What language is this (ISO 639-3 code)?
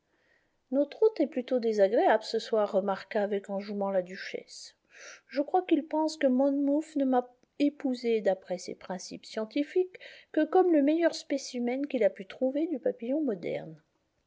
fra